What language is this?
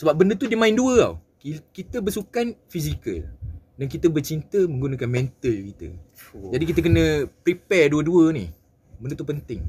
Malay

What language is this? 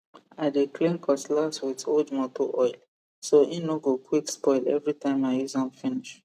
Nigerian Pidgin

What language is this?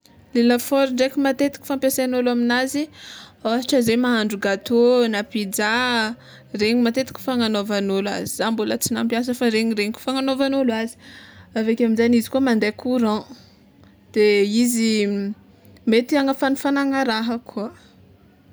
Tsimihety Malagasy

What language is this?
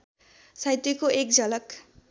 Nepali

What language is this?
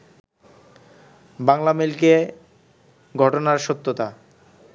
Bangla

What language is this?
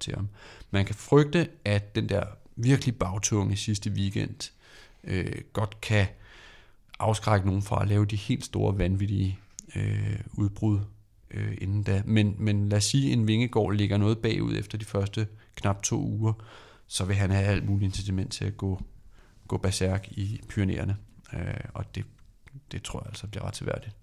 Danish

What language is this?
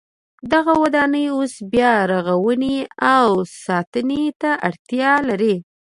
Pashto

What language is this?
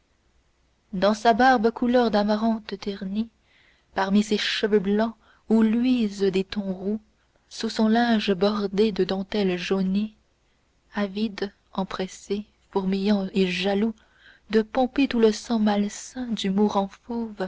French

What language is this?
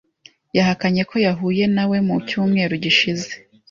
Kinyarwanda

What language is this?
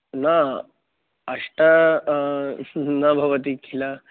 Sanskrit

